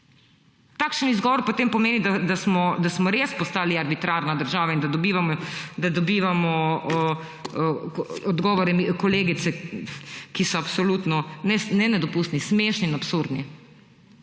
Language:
Slovenian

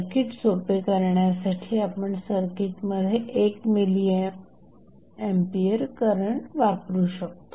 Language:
Marathi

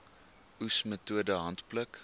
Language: Afrikaans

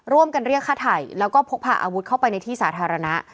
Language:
Thai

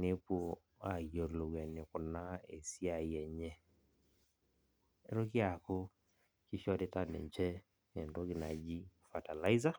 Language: Masai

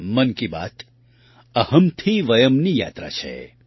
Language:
Gujarati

